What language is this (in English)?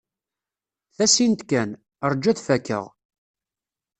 Kabyle